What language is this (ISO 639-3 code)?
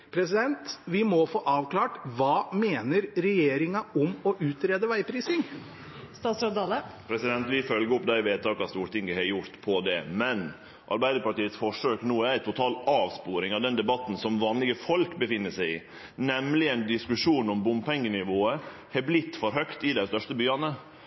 nor